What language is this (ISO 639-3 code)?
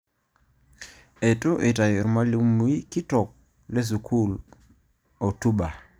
mas